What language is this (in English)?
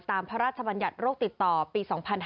Thai